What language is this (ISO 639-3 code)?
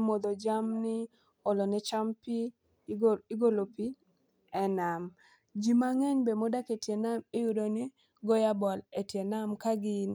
luo